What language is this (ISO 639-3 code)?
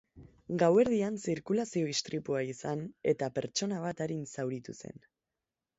eus